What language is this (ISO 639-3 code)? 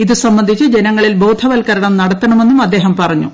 mal